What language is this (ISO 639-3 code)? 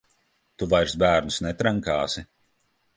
lav